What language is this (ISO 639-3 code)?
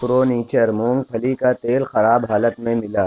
urd